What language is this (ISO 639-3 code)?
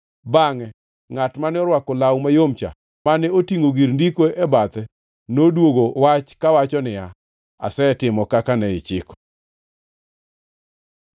luo